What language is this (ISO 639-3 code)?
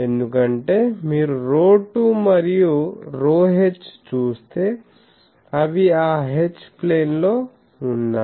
tel